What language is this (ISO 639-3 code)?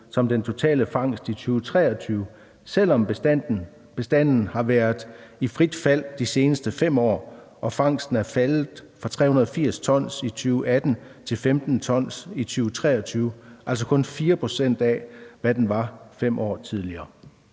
dan